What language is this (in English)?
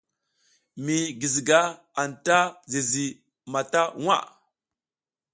South Giziga